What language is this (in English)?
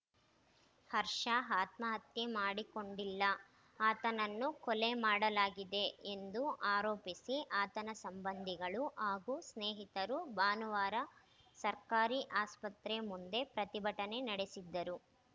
Kannada